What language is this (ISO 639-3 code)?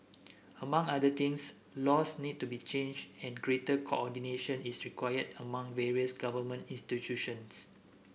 eng